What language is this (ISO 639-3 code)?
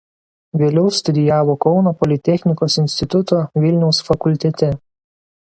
lit